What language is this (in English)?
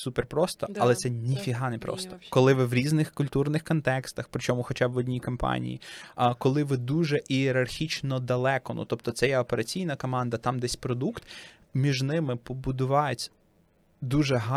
Ukrainian